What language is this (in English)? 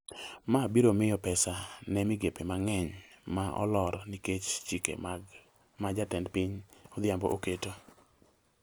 Luo (Kenya and Tanzania)